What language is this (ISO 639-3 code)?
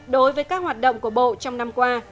vie